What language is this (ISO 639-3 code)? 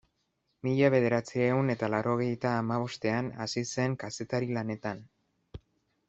eus